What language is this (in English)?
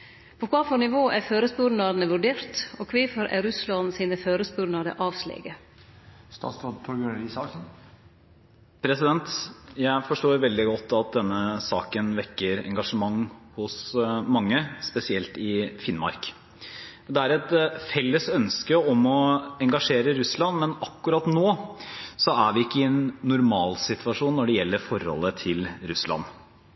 Norwegian